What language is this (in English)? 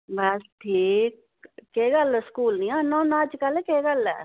Dogri